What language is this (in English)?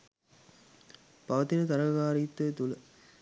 Sinhala